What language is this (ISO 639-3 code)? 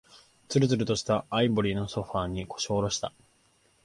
jpn